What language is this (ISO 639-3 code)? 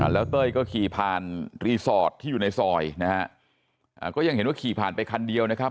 tha